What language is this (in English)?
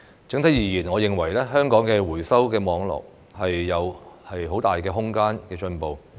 Cantonese